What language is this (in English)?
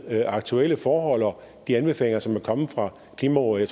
Danish